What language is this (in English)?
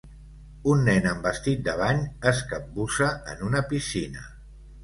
Catalan